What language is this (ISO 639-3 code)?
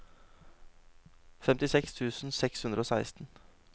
nor